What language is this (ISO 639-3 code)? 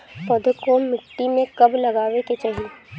bho